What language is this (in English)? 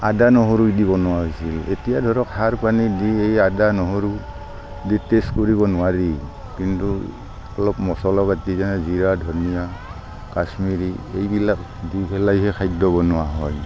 Assamese